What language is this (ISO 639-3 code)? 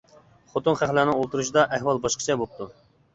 uig